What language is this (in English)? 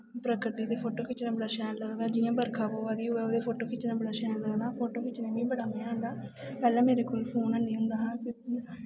Dogri